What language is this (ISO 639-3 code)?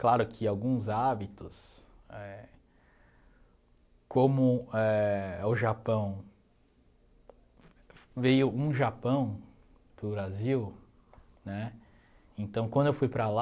por